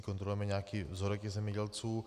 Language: Czech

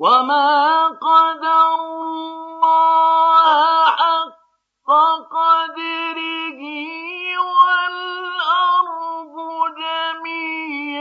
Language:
Arabic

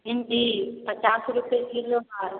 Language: Maithili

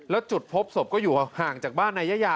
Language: Thai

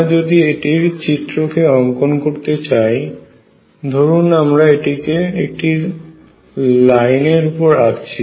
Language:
Bangla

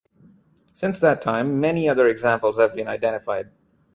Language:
English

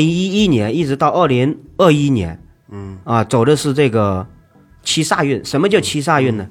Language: Chinese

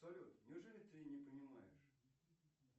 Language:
Russian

